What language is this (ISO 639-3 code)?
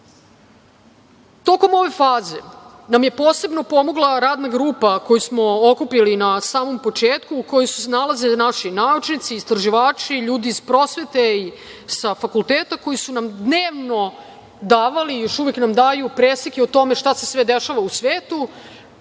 srp